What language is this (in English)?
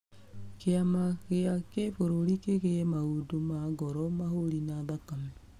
Kikuyu